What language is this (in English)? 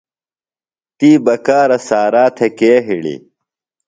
Phalura